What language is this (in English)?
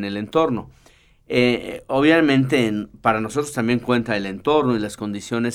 Spanish